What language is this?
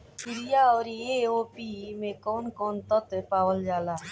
Bhojpuri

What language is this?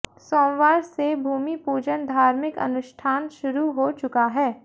Hindi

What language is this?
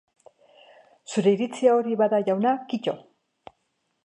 Basque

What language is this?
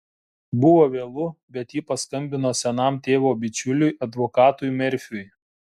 Lithuanian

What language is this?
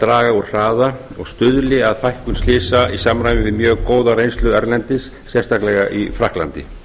Icelandic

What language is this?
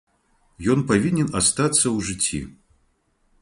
Belarusian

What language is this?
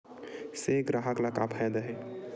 Chhattisgarhi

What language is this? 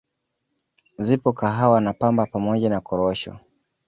Swahili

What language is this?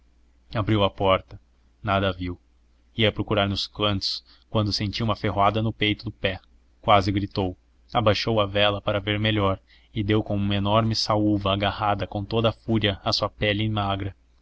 Portuguese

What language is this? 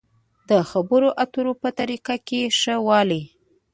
Pashto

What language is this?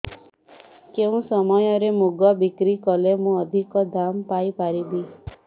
Odia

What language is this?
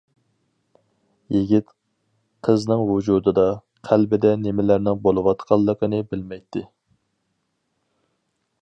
Uyghur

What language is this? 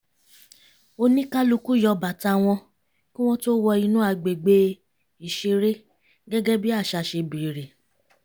Yoruba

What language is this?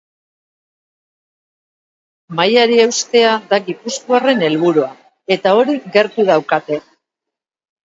Basque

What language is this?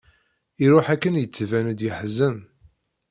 Kabyle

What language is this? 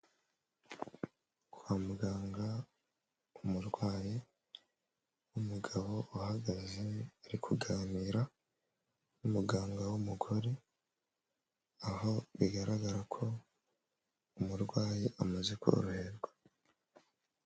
Kinyarwanda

